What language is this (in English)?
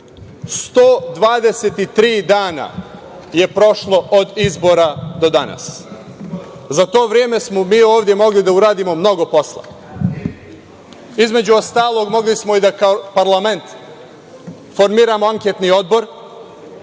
Serbian